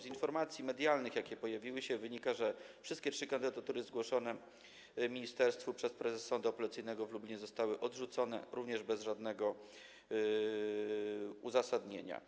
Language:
Polish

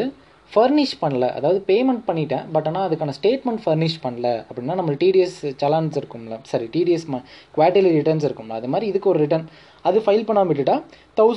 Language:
Tamil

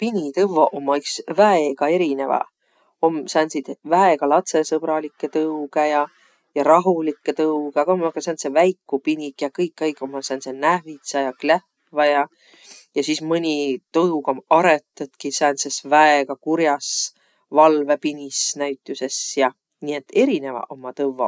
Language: Võro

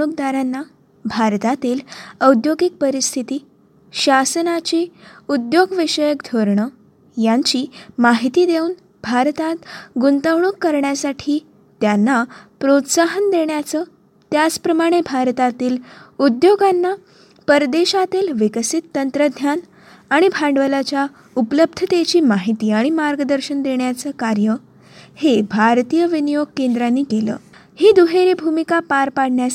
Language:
Marathi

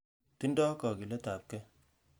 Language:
Kalenjin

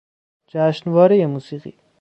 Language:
Persian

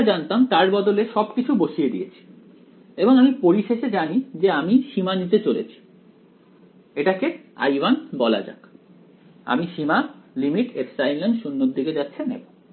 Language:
Bangla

